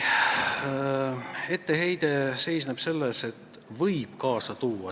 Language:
Estonian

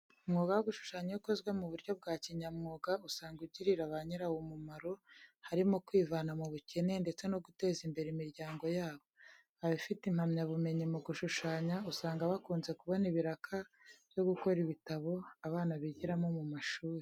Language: Kinyarwanda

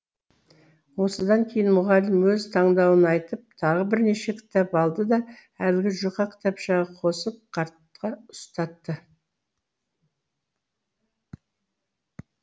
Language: Kazakh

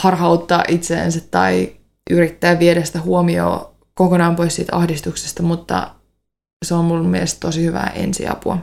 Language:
Finnish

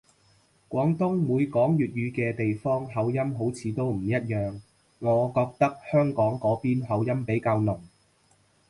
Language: Cantonese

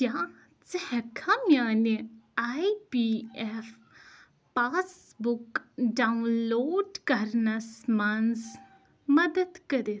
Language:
Kashmiri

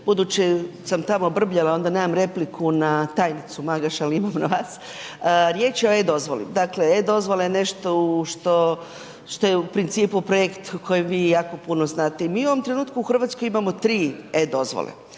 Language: Croatian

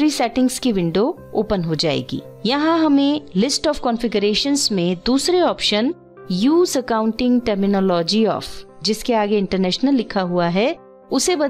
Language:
Hindi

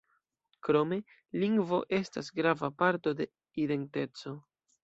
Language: Esperanto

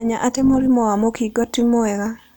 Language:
Kikuyu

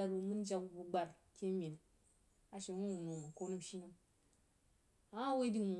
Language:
Jiba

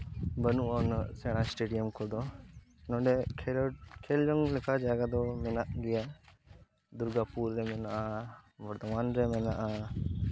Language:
Santali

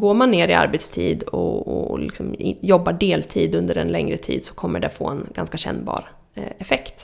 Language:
Swedish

